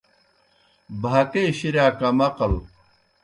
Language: Kohistani Shina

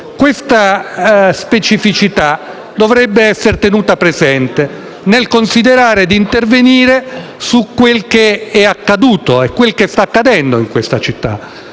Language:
Italian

